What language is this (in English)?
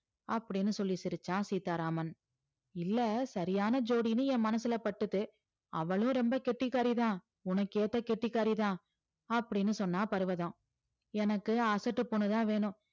Tamil